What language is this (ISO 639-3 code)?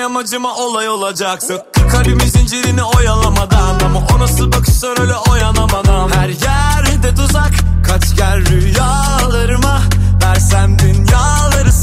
tur